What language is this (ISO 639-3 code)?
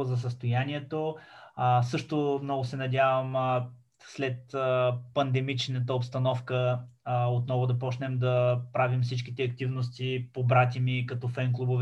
bul